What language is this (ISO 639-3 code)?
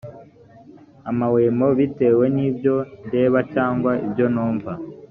kin